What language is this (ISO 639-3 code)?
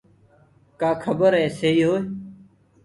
ggg